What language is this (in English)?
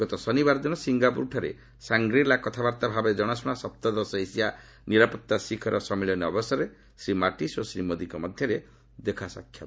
Odia